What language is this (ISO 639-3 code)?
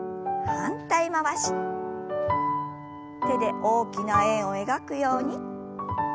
jpn